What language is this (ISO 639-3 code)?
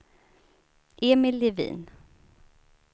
swe